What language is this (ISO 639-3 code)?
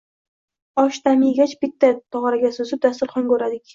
uzb